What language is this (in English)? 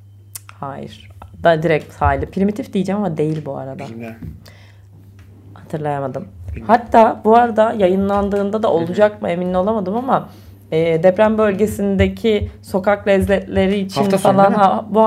Turkish